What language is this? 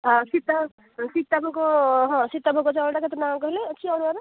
Odia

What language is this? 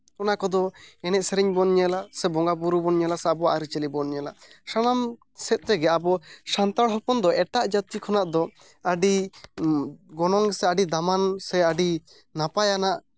Santali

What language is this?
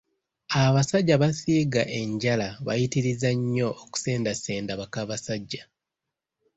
Ganda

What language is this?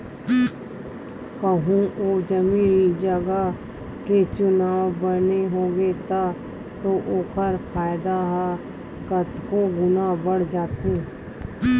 Chhattisgarhi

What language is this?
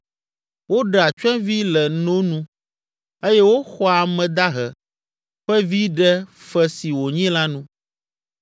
Ewe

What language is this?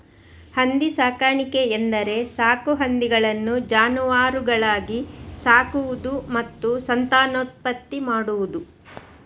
Kannada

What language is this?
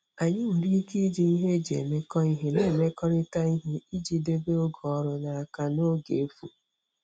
Igbo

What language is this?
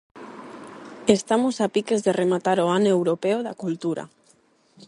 Galician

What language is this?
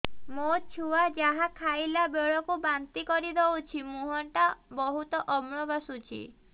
Odia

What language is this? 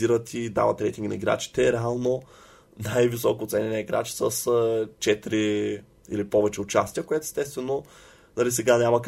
Bulgarian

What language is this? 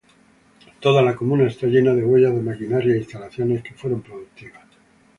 Spanish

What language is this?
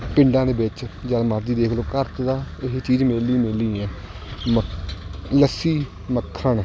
Punjabi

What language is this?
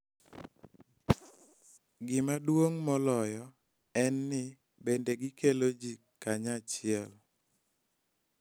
Luo (Kenya and Tanzania)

